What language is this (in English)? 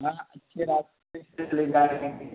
Urdu